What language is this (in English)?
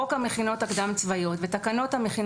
Hebrew